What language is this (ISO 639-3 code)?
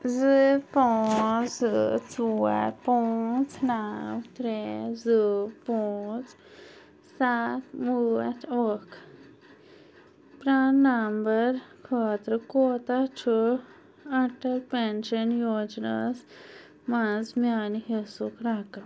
kas